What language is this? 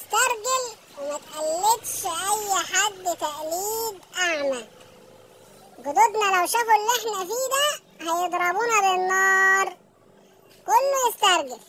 Arabic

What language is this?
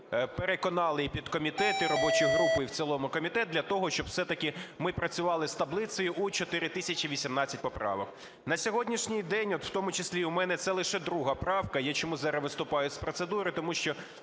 Ukrainian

